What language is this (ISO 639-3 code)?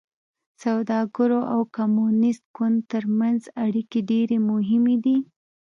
pus